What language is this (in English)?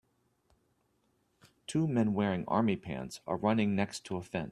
English